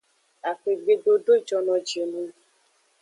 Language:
Aja (Benin)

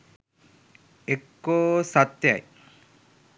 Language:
Sinhala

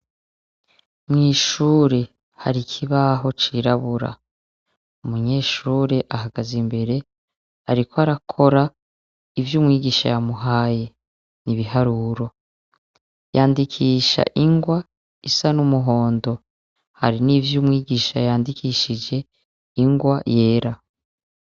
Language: Rundi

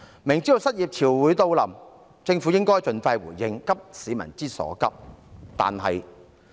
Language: Cantonese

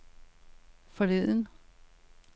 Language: Danish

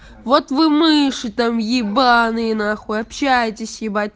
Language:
Russian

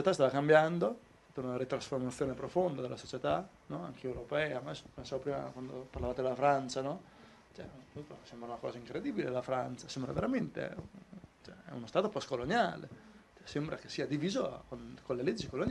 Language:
Italian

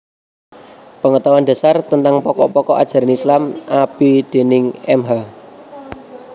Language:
Javanese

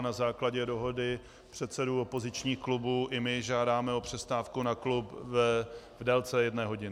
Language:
Czech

